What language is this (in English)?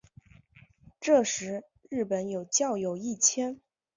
Chinese